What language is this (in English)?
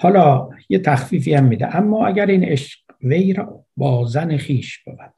Persian